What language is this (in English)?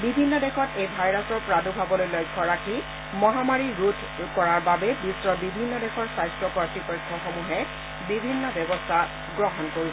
Assamese